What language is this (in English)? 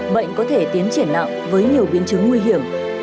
Vietnamese